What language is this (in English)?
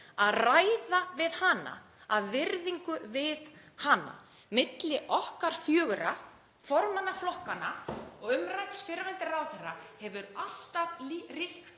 Icelandic